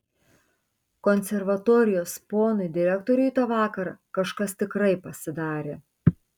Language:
Lithuanian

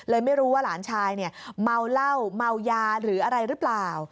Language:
Thai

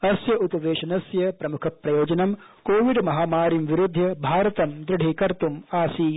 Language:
Sanskrit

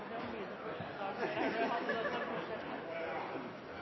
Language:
Norwegian Bokmål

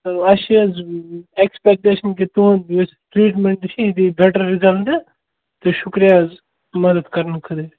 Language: Kashmiri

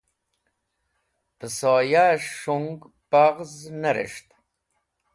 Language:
Wakhi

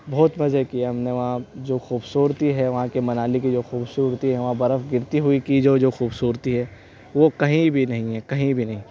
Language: Urdu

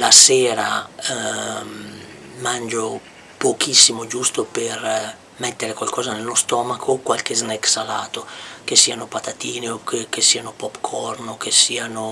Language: Italian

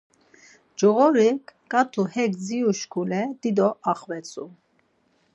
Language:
Laz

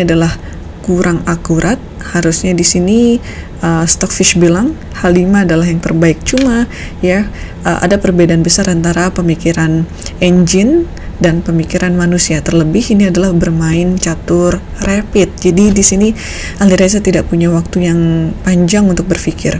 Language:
Indonesian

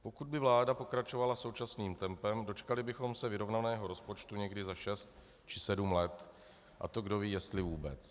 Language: Czech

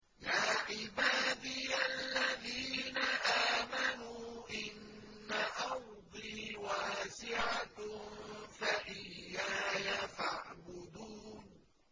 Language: Arabic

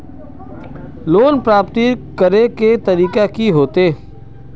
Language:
Magahi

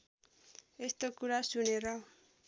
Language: Nepali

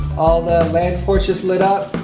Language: English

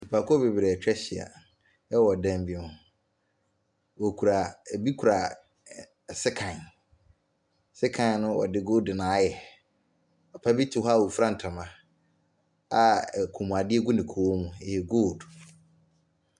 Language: Akan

